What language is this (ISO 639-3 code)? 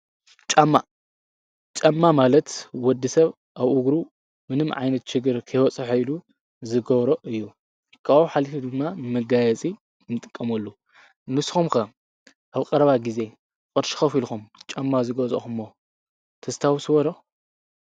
tir